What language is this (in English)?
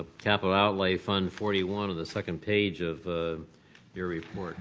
English